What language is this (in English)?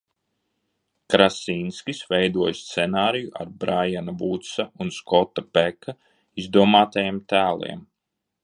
Latvian